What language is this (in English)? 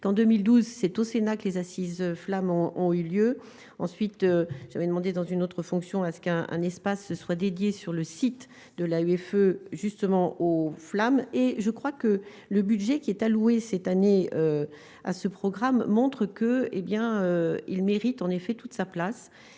French